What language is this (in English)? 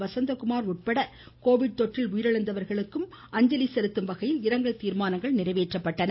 Tamil